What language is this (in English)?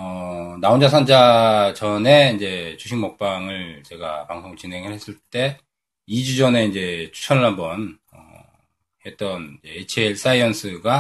Korean